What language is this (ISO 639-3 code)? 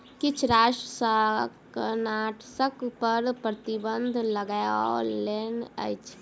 mai